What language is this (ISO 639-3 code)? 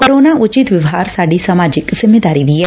pan